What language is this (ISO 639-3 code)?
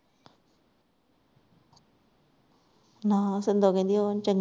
pan